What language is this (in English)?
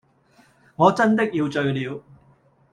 Cantonese